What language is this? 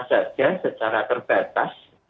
Indonesian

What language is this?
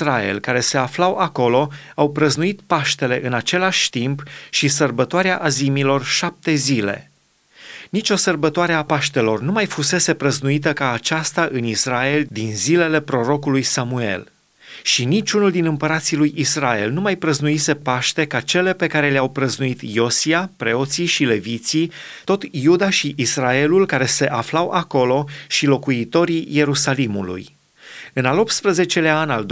Romanian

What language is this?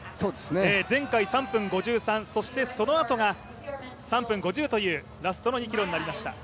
Japanese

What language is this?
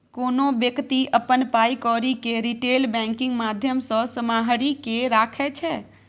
Maithili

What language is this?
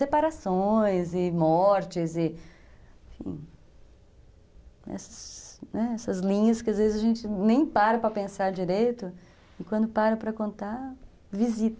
Portuguese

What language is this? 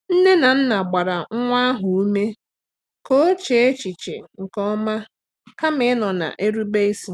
Igbo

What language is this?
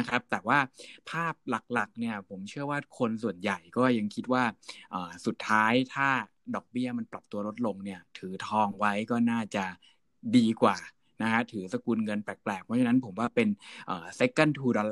Thai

